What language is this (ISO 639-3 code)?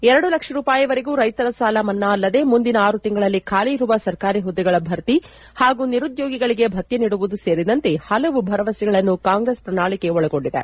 kan